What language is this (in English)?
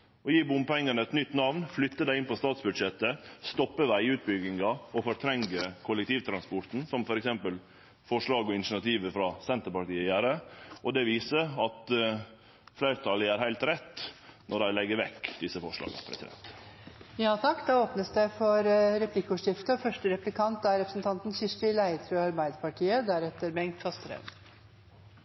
Norwegian